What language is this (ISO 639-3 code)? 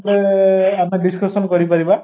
ori